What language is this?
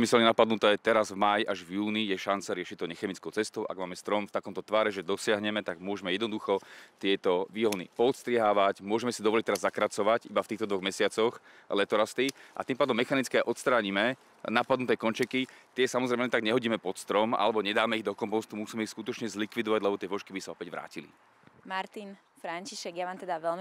Slovak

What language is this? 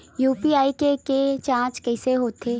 Chhattisgarhi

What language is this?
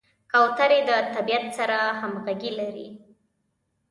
Pashto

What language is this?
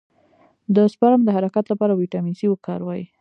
Pashto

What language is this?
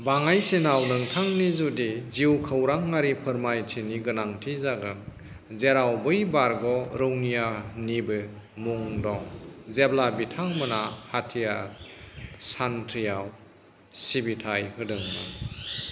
Bodo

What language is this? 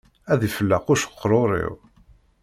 Kabyle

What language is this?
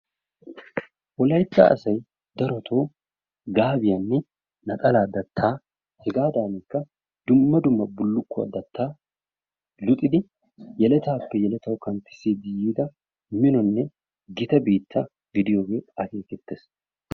Wolaytta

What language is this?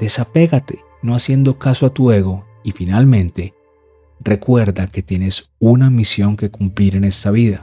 Spanish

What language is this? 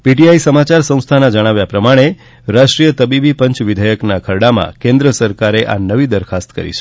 Gujarati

